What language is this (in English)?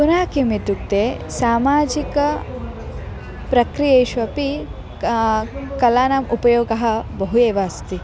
Sanskrit